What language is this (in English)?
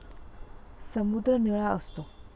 Marathi